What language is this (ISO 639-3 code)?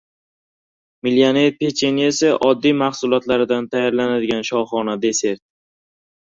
uzb